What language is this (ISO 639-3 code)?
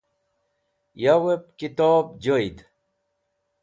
wbl